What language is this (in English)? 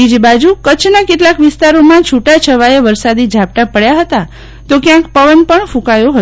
Gujarati